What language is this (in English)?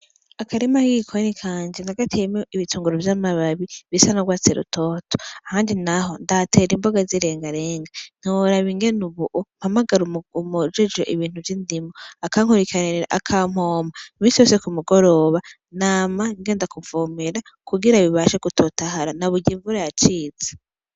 Rundi